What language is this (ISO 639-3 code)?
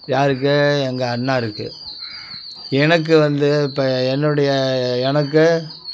tam